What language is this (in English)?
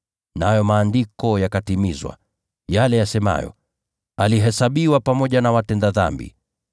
Swahili